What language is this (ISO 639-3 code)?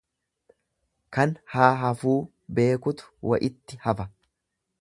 orm